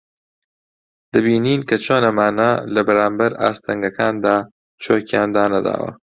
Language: Central Kurdish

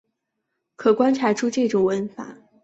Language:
Chinese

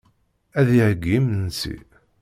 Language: Kabyle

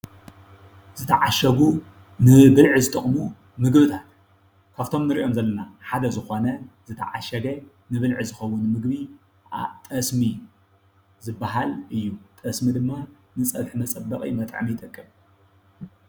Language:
Tigrinya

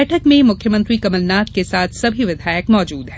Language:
Hindi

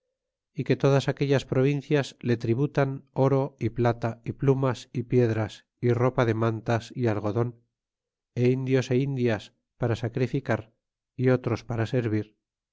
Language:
Spanish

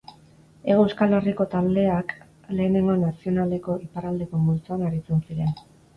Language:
Basque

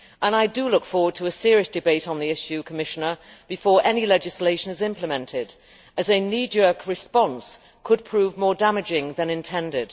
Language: English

